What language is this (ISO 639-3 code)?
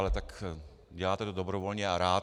ces